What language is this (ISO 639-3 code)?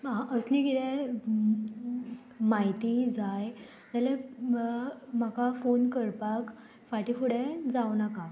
kok